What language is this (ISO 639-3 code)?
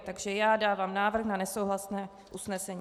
ces